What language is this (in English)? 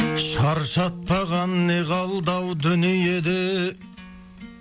Kazakh